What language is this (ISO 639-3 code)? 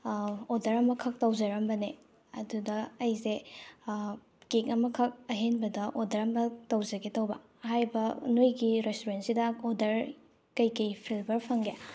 mni